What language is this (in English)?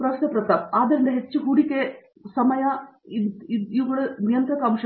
Kannada